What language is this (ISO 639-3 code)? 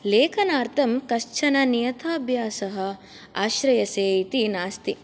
san